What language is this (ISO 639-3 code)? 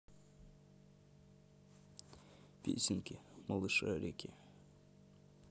rus